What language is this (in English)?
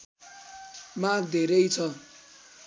Nepali